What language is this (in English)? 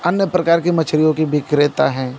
Hindi